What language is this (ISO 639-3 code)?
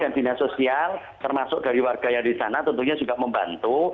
ind